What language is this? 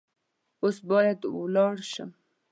Pashto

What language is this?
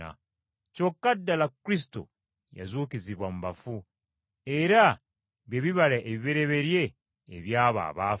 Ganda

